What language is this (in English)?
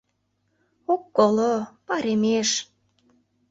Mari